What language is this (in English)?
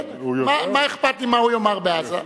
Hebrew